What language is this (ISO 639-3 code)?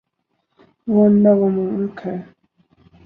urd